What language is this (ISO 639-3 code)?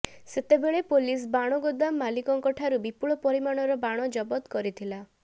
ori